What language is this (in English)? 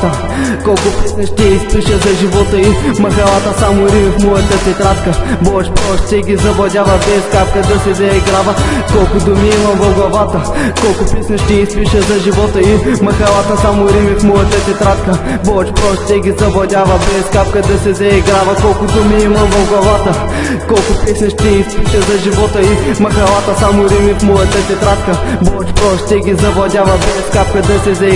Bulgarian